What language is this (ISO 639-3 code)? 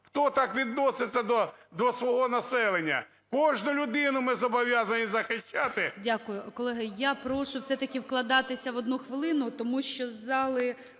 ukr